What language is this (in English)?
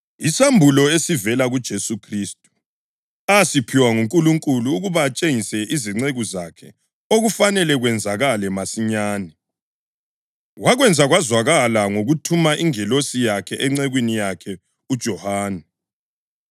North Ndebele